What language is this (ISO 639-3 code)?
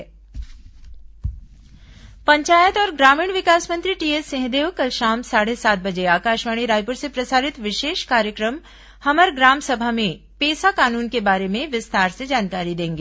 hin